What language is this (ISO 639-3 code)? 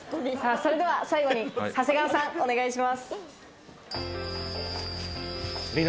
jpn